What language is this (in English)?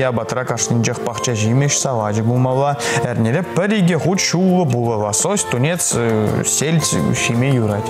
Russian